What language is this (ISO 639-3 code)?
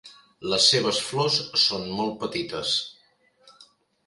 cat